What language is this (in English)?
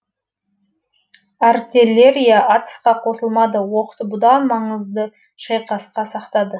Kazakh